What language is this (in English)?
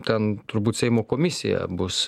Lithuanian